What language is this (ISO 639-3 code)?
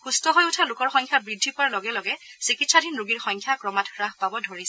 asm